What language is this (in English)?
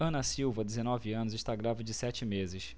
Portuguese